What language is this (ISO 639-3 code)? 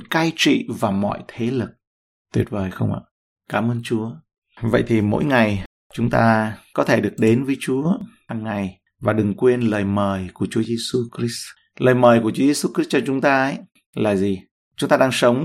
vie